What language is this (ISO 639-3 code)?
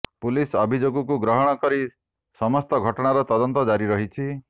ori